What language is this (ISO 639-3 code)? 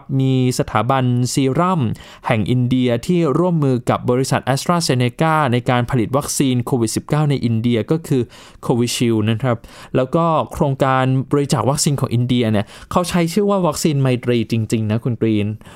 tha